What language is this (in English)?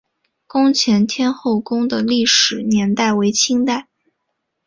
Chinese